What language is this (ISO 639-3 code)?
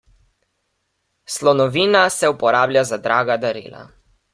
slv